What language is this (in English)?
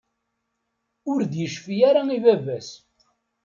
Kabyle